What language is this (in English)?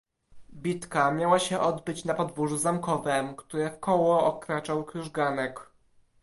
Polish